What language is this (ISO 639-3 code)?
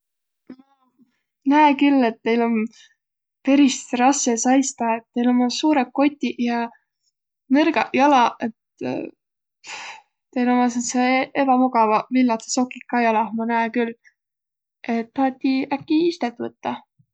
vro